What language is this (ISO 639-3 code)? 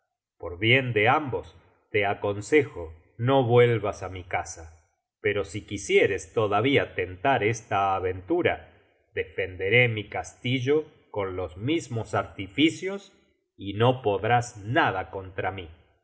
spa